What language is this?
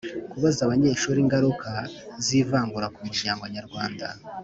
Kinyarwanda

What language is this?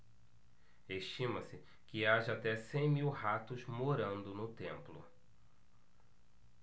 Portuguese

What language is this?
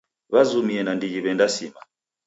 Taita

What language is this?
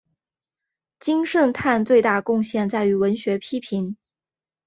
Chinese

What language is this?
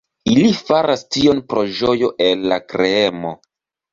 Esperanto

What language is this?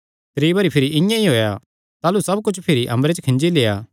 Kangri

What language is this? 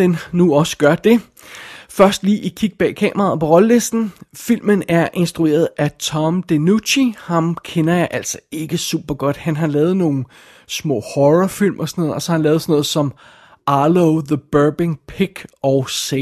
Danish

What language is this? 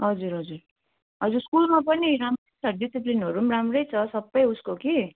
Nepali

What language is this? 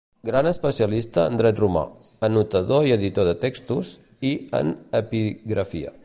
Catalan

